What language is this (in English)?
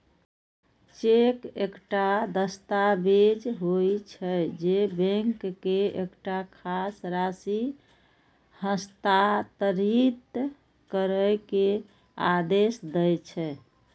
Maithili